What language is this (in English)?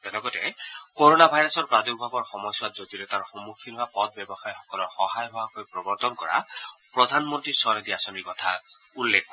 Assamese